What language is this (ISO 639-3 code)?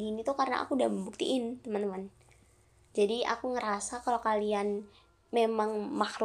ind